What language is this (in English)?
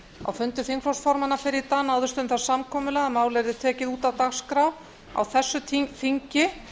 Icelandic